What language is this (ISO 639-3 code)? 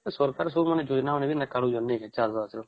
ori